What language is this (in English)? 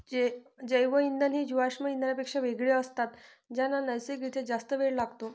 Marathi